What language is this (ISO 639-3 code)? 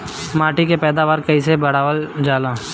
bho